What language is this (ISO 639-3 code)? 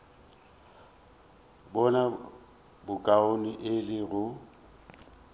nso